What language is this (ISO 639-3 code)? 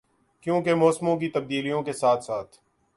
urd